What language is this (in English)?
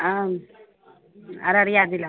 Maithili